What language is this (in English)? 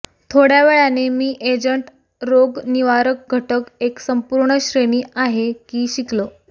Marathi